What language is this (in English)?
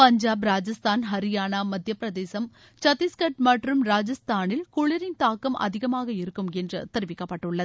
Tamil